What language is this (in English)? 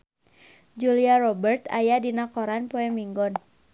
Sundanese